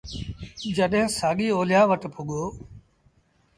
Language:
Sindhi Bhil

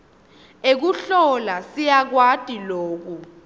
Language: Swati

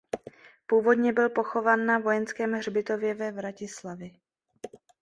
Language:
Czech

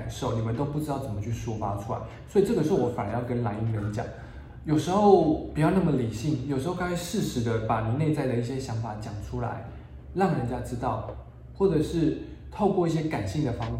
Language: Chinese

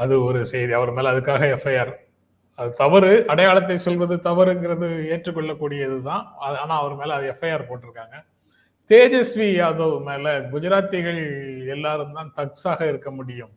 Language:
Tamil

